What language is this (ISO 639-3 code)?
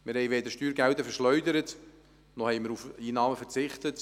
gsw